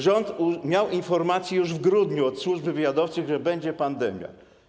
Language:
Polish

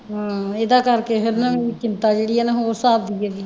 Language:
Punjabi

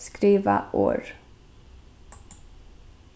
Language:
Faroese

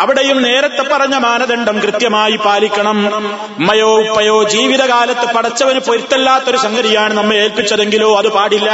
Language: Malayalam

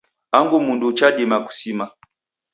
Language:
Taita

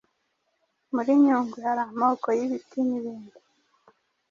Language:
Kinyarwanda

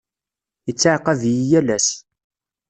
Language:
Kabyle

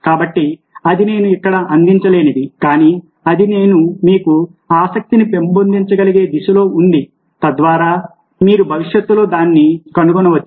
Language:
Telugu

